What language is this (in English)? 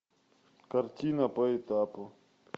Russian